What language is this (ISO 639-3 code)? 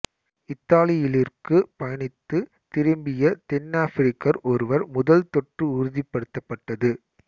tam